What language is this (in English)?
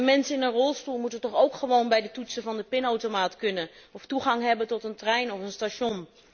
Dutch